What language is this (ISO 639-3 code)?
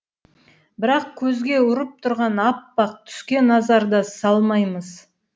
kaz